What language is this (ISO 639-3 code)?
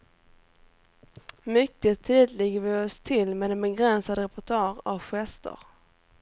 swe